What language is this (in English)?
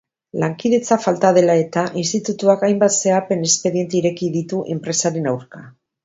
Basque